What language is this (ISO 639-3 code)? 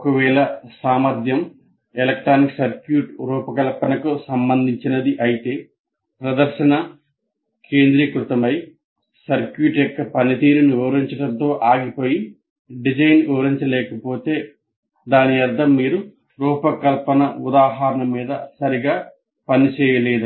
tel